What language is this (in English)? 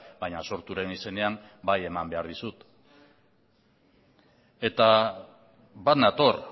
Basque